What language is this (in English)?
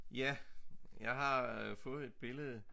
Danish